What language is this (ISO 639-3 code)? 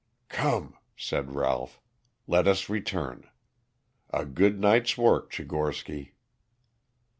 eng